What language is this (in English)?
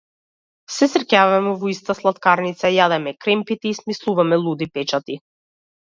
Macedonian